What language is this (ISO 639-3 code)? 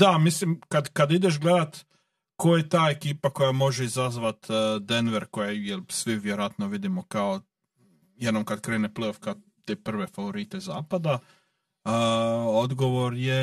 hrv